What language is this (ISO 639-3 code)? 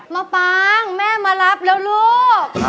tha